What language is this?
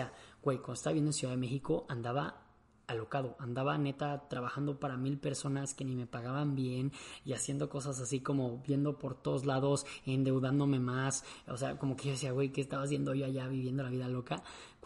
Spanish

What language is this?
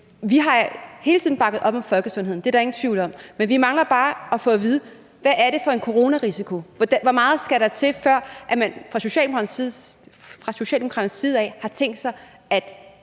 Danish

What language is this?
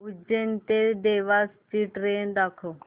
Marathi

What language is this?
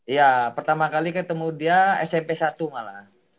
Indonesian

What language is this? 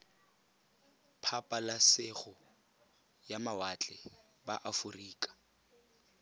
Tswana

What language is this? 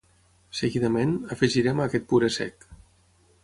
Catalan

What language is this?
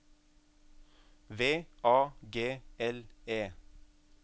Norwegian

